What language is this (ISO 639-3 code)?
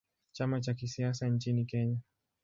swa